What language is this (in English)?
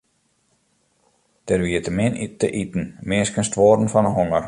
Western Frisian